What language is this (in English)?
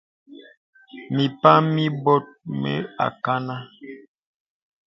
Bebele